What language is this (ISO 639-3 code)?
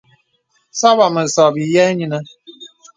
beb